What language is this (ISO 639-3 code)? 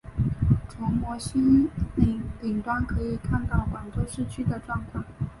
zho